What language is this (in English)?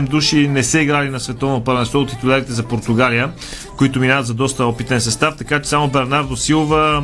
Bulgarian